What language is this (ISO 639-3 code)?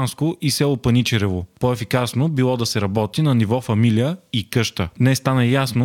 bul